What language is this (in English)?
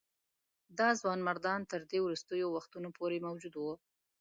Pashto